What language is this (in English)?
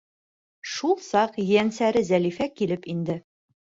Bashkir